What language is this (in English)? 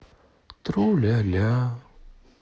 Russian